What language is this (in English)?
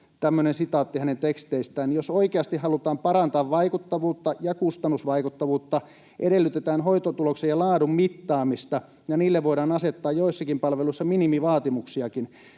Finnish